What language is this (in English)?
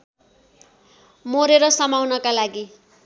Nepali